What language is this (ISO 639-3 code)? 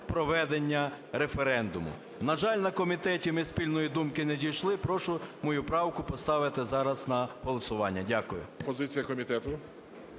ukr